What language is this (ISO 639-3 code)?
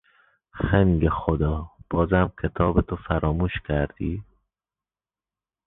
fas